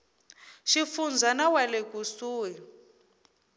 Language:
Tsonga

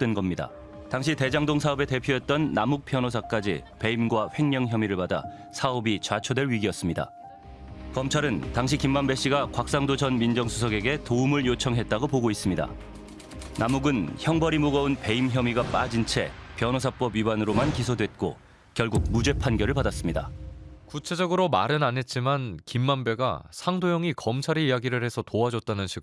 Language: Korean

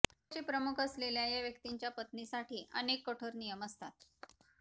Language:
Marathi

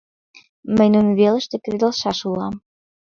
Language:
Mari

